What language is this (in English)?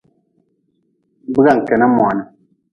Nawdm